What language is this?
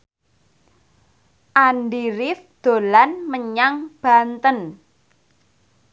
Javanese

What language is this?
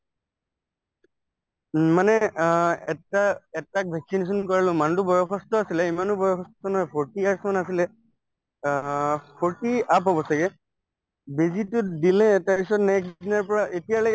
Assamese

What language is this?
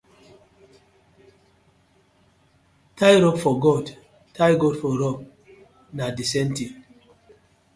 Nigerian Pidgin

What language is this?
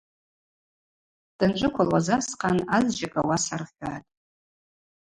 Abaza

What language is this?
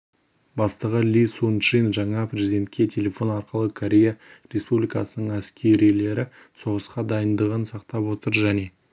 Kazakh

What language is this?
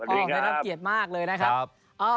Thai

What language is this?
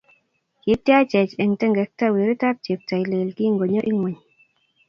Kalenjin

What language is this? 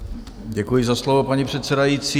Czech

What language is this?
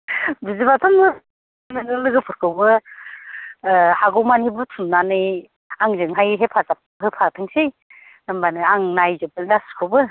Bodo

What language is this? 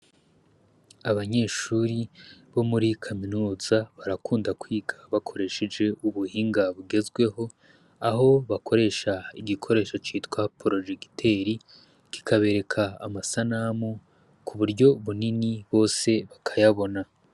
Rundi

